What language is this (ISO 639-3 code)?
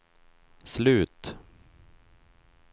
swe